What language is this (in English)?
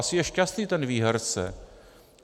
Czech